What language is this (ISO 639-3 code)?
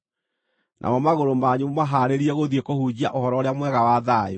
kik